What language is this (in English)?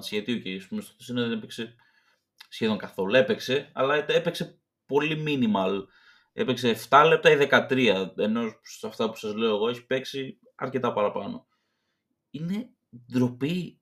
Greek